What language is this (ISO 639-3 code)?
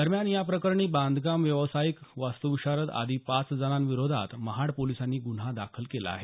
mar